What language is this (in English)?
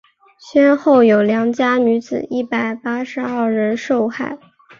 Chinese